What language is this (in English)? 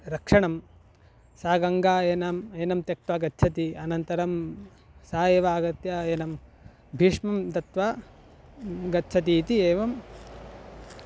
Sanskrit